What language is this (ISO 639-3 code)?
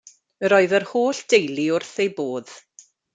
cym